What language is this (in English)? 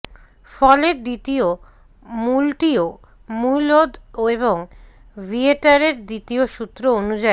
Bangla